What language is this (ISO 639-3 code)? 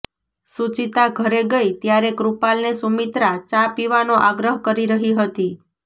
guj